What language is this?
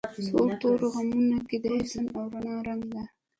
Pashto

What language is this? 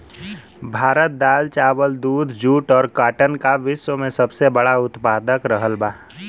Bhojpuri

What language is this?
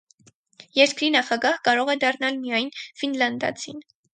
Armenian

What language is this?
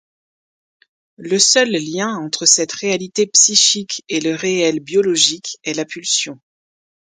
French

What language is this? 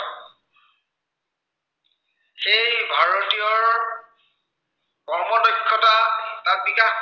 Assamese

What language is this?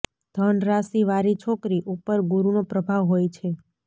Gujarati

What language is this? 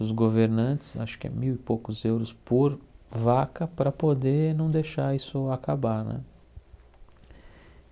Portuguese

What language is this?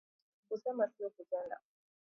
Swahili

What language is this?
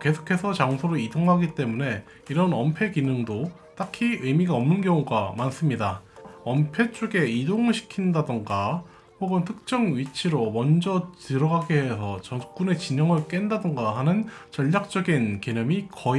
Korean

